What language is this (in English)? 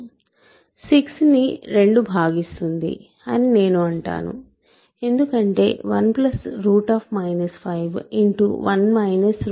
Telugu